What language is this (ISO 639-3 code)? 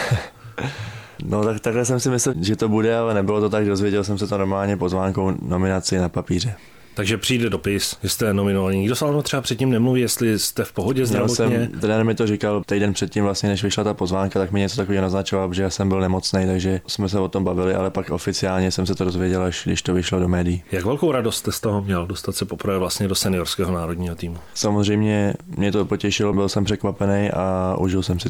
ces